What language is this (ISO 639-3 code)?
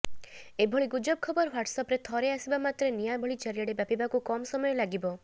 ori